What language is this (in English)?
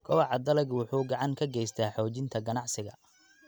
Somali